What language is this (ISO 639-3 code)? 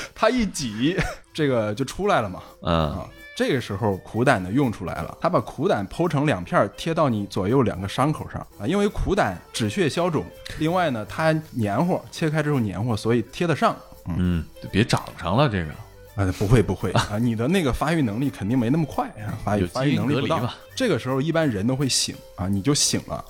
zho